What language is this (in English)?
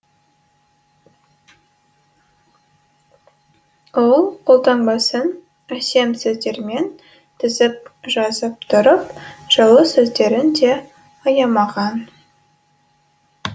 Kazakh